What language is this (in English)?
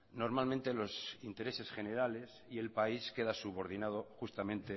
Spanish